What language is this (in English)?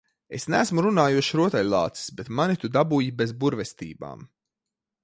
Latvian